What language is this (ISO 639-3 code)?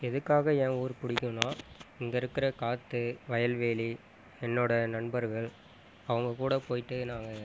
tam